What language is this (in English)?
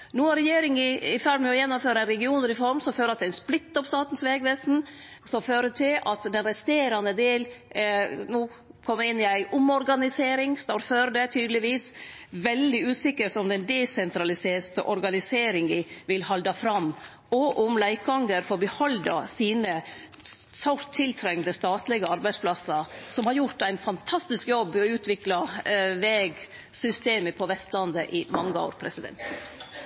Norwegian Nynorsk